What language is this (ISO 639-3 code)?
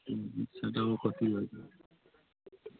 ben